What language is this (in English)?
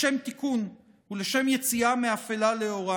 Hebrew